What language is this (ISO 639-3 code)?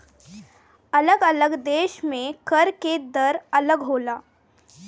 bho